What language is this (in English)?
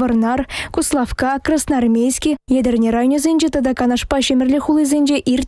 Russian